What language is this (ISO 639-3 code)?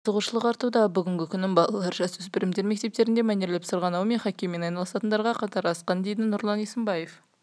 kaz